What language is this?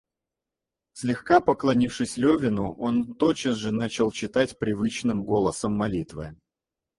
Russian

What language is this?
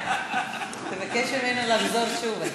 Hebrew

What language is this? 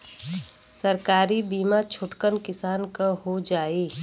Bhojpuri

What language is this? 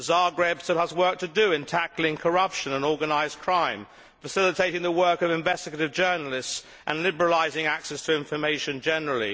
English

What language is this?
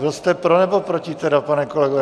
Czech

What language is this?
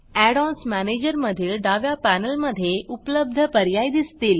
Marathi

